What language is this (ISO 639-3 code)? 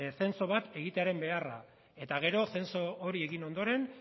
eus